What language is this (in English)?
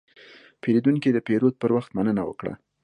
Pashto